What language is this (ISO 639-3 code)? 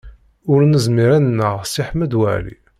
kab